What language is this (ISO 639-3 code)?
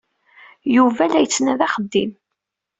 kab